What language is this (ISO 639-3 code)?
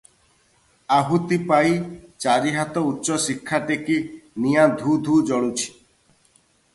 ori